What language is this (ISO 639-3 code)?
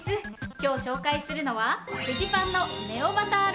jpn